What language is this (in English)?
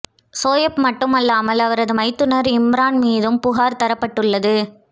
Tamil